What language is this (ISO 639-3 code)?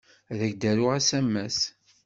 kab